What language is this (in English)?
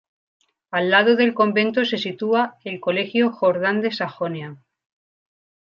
Spanish